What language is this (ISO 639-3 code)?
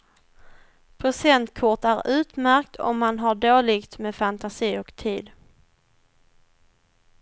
swe